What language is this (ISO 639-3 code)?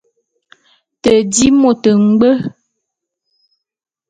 bum